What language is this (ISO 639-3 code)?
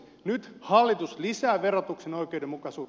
fin